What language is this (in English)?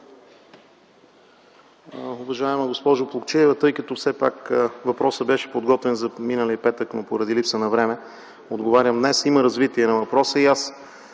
Bulgarian